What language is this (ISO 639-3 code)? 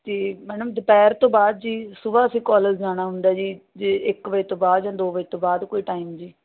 pan